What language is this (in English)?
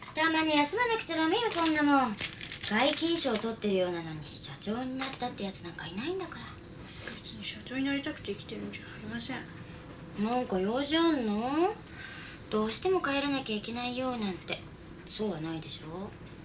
Japanese